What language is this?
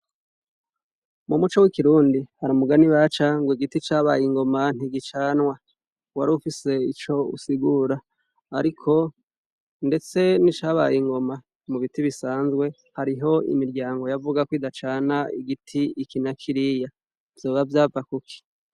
Rundi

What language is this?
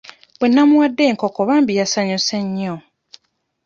Ganda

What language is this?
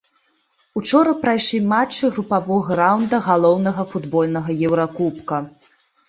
Belarusian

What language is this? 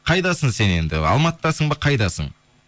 Kazakh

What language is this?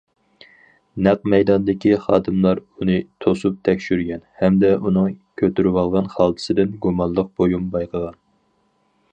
Uyghur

